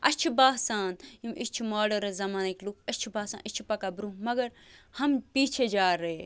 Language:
Kashmiri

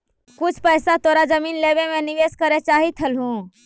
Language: Magahi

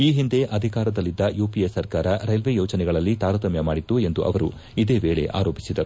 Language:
Kannada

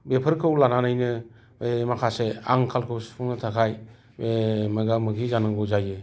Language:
Bodo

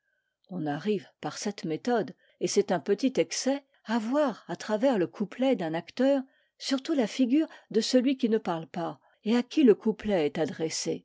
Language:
French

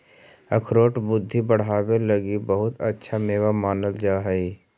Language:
Magahi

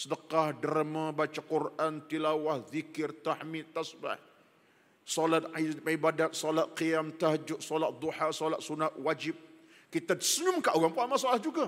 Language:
Malay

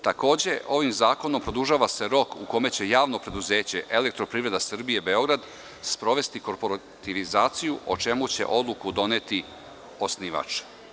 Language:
Serbian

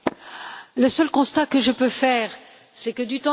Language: French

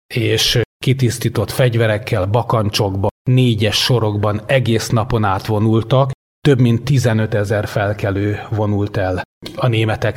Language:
Hungarian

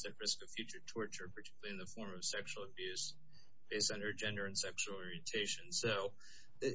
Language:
English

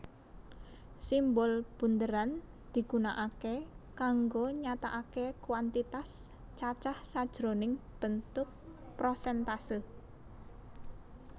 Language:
Javanese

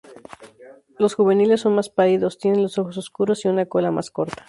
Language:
Spanish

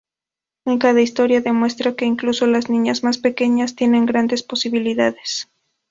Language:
Spanish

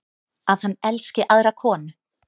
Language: Icelandic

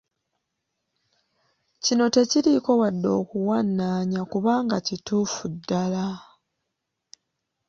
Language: Ganda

